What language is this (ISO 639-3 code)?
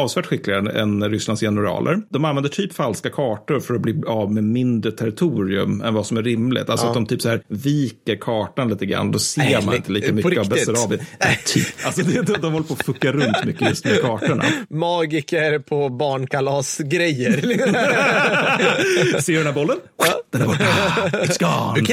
swe